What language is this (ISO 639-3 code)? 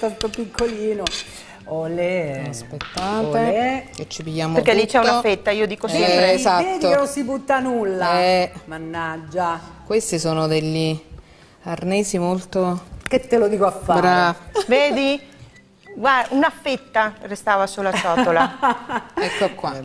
ita